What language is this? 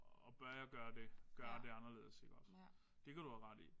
Danish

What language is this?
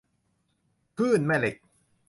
Thai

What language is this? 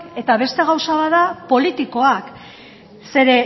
Basque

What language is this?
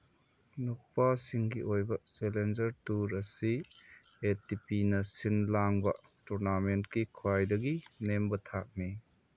Manipuri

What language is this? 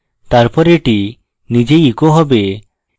Bangla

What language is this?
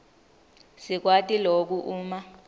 Swati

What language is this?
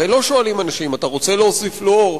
Hebrew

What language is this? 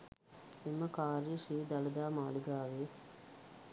Sinhala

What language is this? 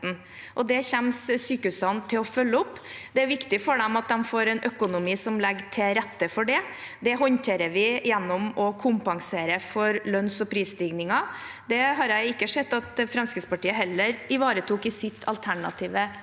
Norwegian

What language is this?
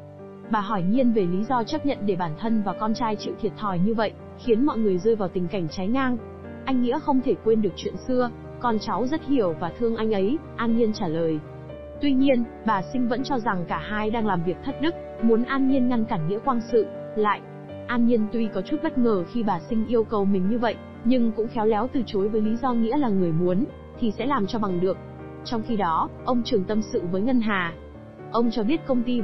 Vietnamese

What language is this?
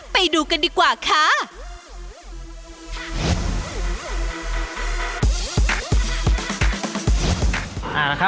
Thai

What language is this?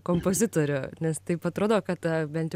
Lithuanian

